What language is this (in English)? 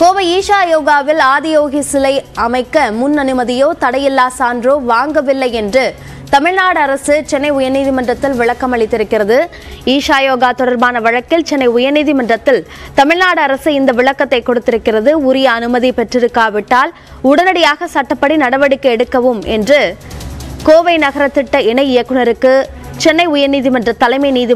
Arabic